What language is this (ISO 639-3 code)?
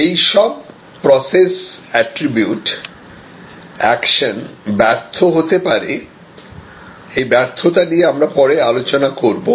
ben